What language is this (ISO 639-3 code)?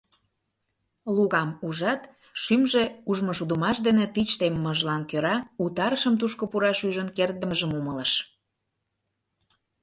chm